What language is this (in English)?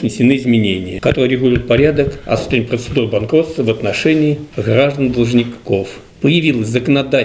Russian